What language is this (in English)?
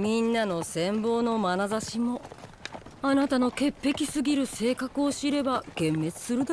Japanese